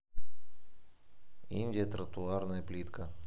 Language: Russian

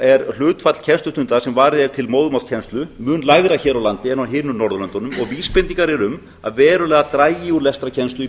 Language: Icelandic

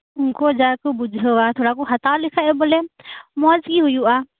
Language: Santali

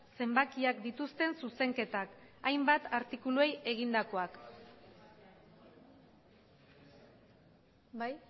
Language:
Basque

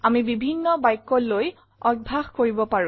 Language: Assamese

